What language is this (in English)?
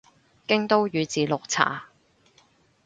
Cantonese